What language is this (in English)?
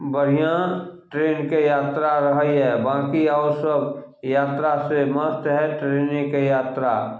Maithili